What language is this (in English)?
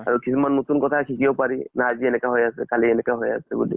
Assamese